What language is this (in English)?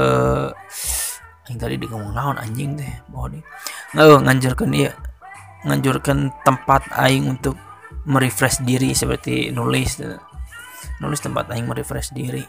Indonesian